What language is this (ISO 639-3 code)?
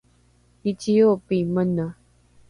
dru